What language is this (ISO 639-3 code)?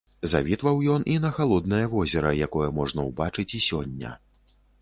bel